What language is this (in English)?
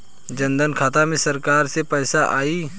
Bhojpuri